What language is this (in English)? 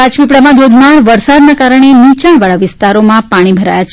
Gujarati